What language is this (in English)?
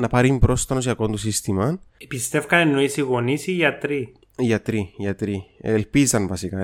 Greek